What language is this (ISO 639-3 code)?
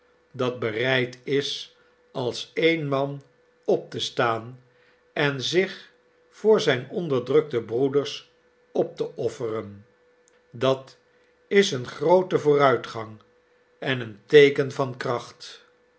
nld